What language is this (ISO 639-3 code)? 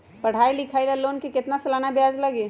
mag